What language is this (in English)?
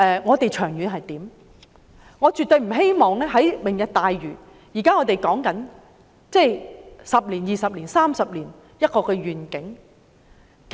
Cantonese